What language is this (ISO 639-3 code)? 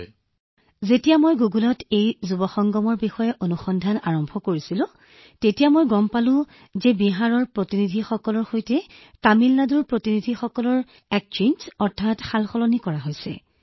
asm